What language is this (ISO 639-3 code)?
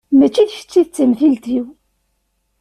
kab